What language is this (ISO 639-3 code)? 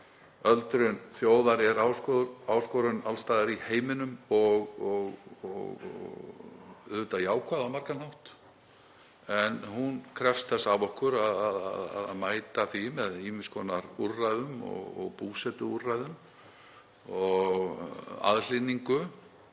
isl